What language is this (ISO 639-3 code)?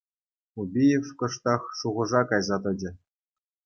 chv